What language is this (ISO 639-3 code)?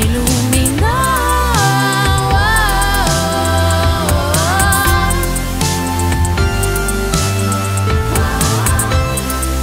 spa